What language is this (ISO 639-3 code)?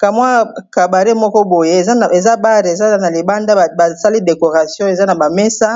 lin